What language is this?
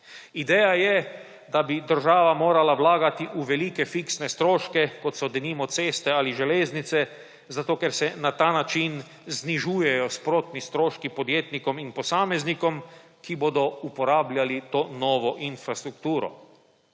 Slovenian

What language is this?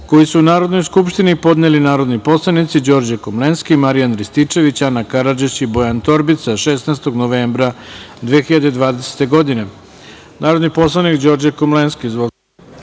Serbian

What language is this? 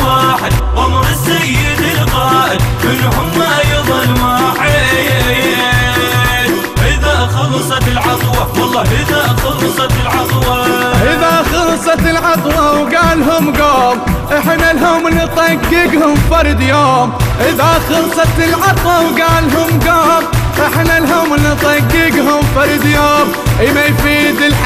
Arabic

